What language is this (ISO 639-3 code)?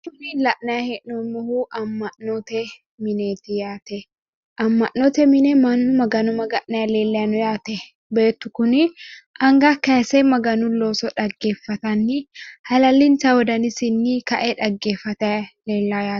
sid